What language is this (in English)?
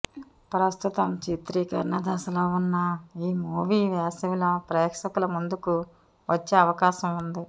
Telugu